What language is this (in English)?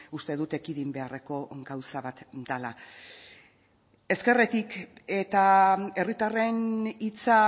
Basque